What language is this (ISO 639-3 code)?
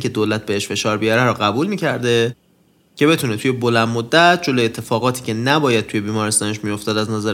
fas